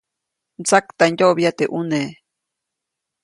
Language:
Copainalá Zoque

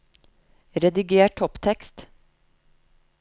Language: Norwegian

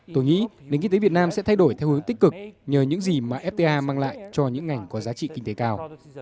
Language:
Vietnamese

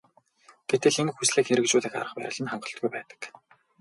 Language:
Mongolian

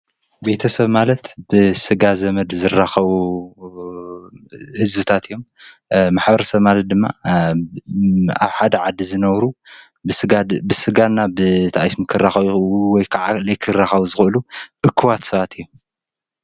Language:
Tigrinya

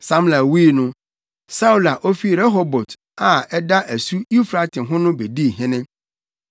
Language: Akan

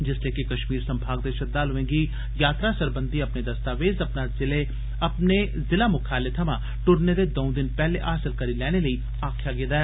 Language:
Dogri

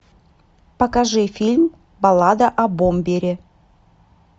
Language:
Russian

